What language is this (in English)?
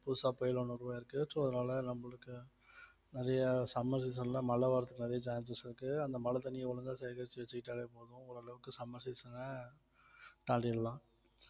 Tamil